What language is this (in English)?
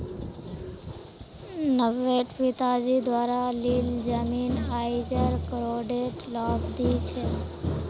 Magahi